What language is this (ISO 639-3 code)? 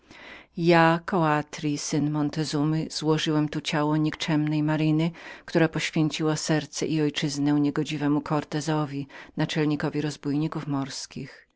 pol